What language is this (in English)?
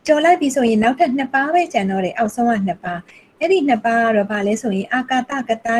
Korean